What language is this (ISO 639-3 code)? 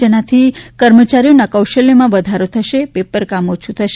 guj